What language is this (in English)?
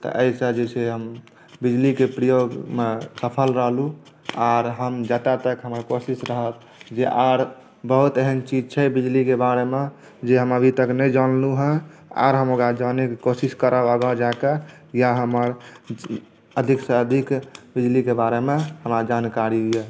Maithili